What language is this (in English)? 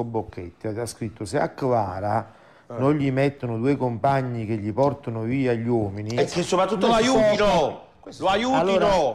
Italian